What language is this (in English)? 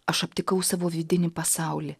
Lithuanian